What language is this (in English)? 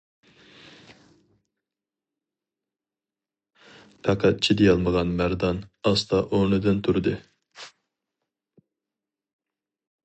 Uyghur